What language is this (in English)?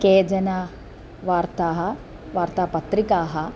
Sanskrit